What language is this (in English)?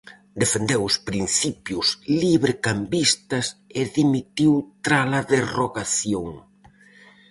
Galician